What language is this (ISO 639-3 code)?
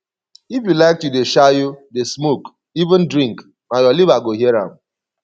pcm